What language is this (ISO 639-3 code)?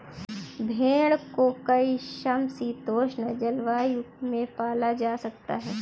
hin